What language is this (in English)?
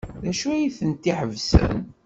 Kabyle